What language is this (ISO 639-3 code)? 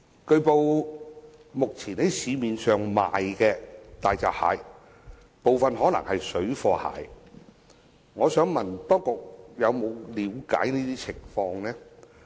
yue